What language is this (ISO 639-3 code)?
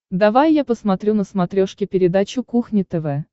rus